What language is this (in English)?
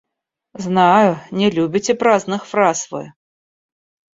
Russian